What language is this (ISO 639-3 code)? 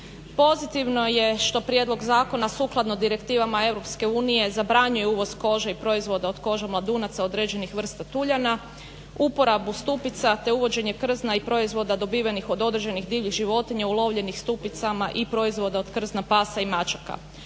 hrv